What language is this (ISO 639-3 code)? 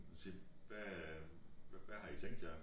dan